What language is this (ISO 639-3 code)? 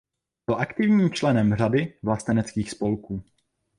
ces